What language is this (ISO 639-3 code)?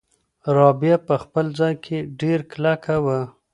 pus